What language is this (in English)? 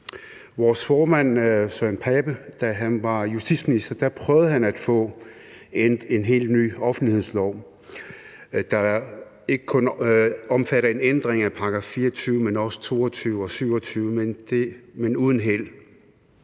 Danish